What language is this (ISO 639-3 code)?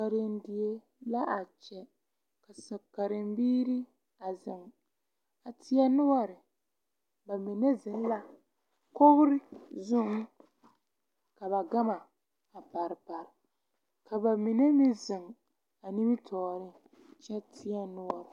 dga